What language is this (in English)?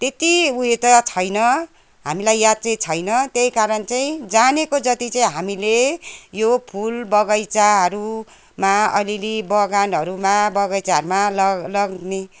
Nepali